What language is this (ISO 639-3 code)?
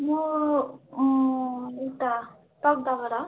nep